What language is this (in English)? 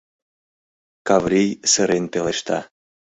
Mari